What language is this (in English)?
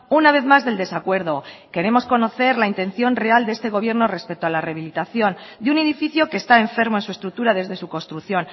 Spanish